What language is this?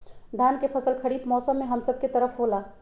Magahi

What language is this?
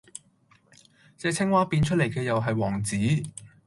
Cantonese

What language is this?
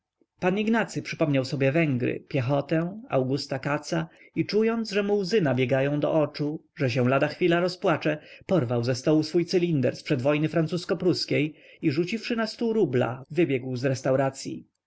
Polish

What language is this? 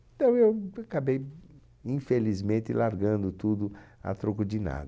Portuguese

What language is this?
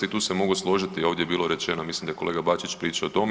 Croatian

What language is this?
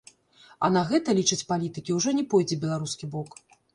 Belarusian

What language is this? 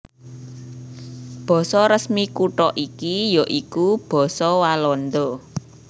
Javanese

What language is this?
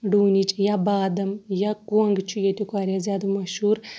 Kashmiri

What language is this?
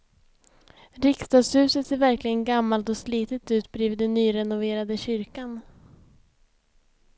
Swedish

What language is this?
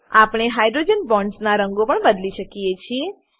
Gujarati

